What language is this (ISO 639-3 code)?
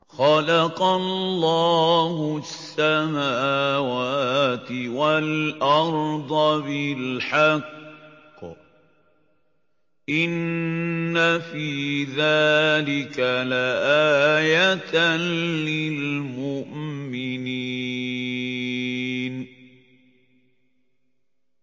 ara